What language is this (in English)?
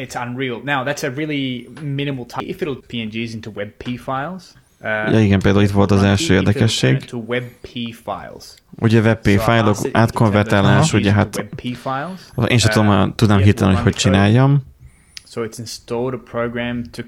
Hungarian